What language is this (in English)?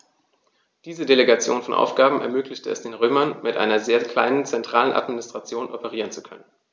German